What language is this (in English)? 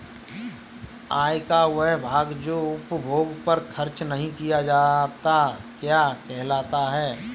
Hindi